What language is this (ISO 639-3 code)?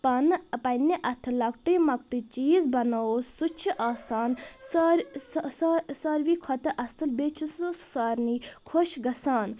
kas